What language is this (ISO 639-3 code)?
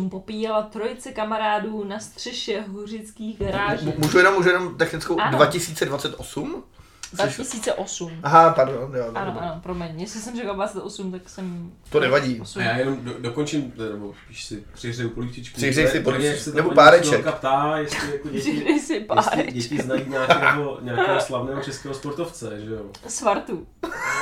ces